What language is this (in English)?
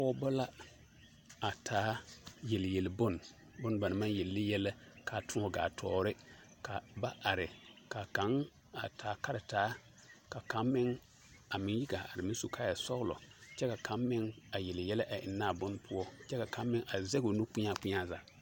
Southern Dagaare